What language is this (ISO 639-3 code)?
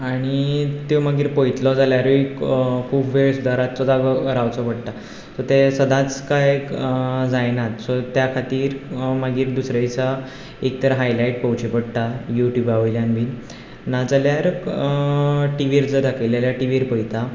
kok